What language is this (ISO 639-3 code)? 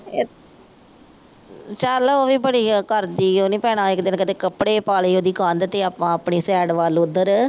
pan